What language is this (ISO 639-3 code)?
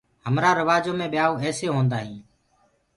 ggg